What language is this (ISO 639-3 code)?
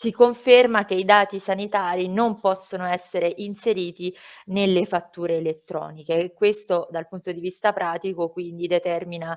ita